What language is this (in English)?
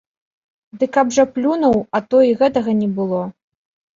Belarusian